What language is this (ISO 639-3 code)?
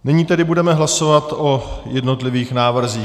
ces